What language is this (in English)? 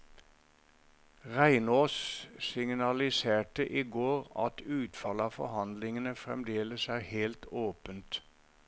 Norwegian